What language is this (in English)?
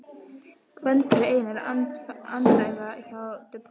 Icelandic